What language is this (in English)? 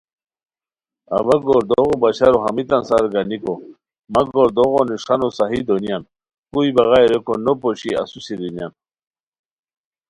Khowar